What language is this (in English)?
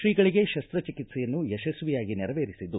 Kannada